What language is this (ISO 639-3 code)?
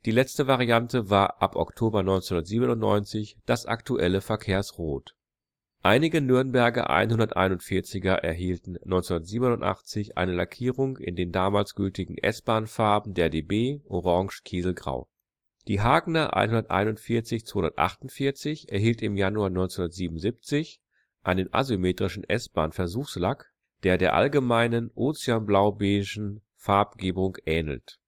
deu